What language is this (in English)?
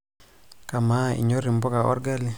Masai